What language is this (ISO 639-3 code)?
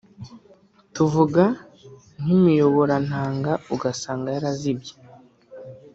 kin